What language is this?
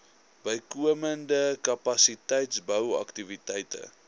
Afrikaans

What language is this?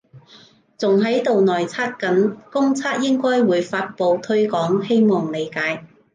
Cantonese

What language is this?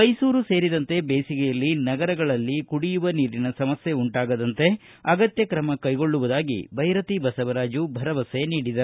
Kannada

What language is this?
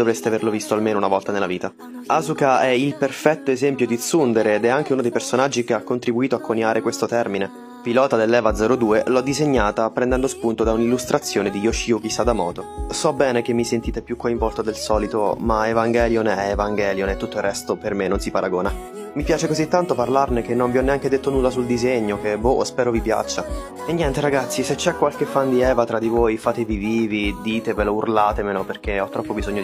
Italian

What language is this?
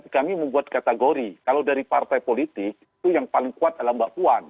Indonesian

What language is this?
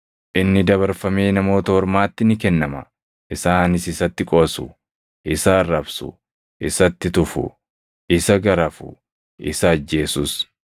Oromo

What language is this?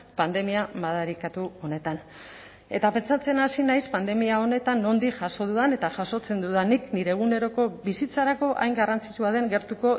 Basque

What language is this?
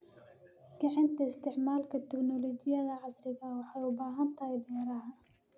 Somali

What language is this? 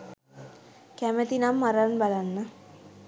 Sinhala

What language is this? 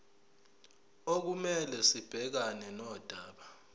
Zulu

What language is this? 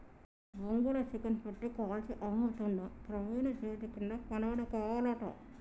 Telugu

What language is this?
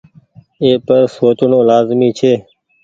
Goaria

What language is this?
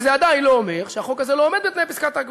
Hebrew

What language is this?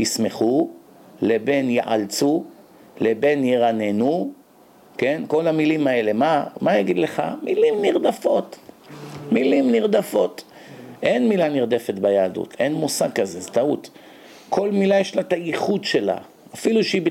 Hebrew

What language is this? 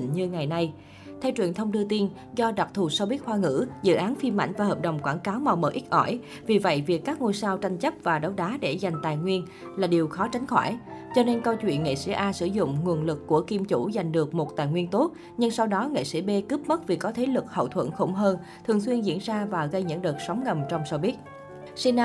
Vietnamese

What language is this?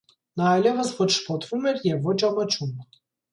Armenian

